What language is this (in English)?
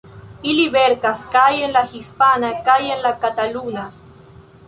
Esperanto